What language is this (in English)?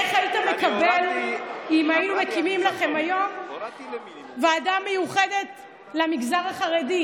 Hebrew